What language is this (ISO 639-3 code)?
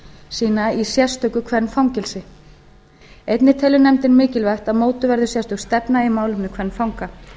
isl